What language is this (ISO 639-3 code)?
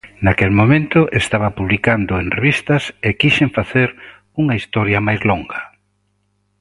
glg